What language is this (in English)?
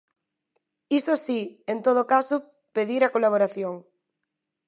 Galician